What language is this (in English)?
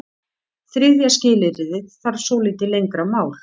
Icelandic